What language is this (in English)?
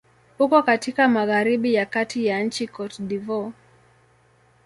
Swahili